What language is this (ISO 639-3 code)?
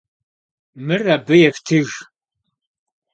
kbd